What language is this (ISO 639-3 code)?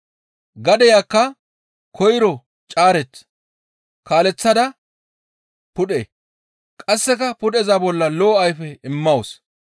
gmv